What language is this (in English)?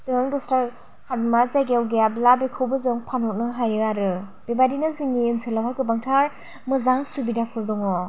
Bodo